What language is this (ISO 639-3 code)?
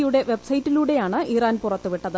mal